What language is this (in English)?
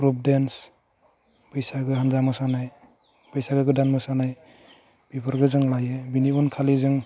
Bodo